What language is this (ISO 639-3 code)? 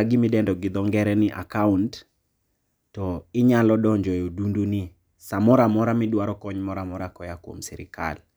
luo